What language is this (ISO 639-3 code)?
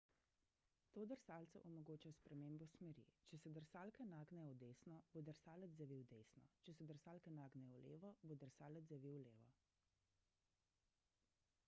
slv